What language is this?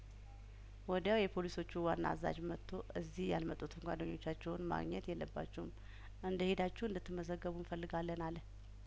Amharic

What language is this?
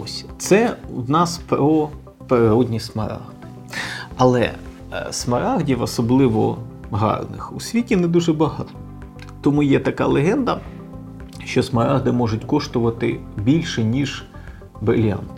Ukrainian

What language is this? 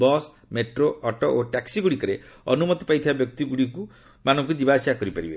Odia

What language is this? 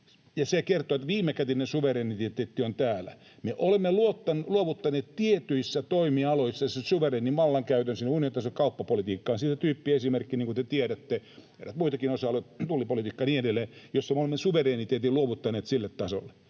Finnish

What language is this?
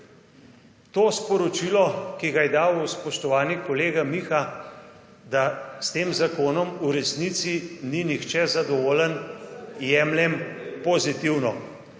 Slovenian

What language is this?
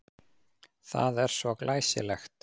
Icelandic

